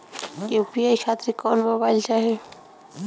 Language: Bhojpuri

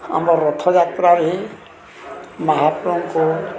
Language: Odia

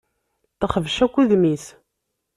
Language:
Kabyle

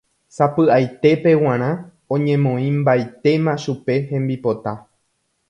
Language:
Guarani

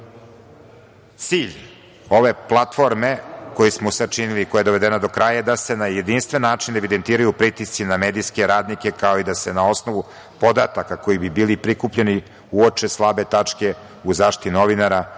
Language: Serbian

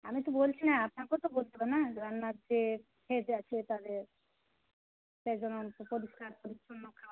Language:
Bangla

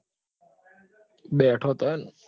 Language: Gujarati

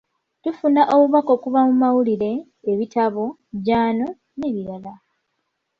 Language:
Ganda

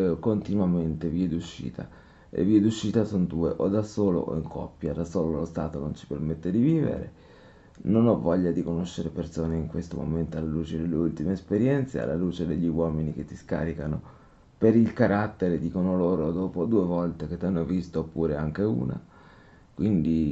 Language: Italian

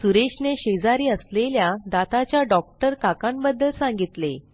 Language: Marathi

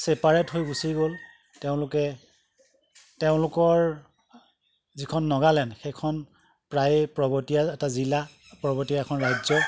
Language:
Assamese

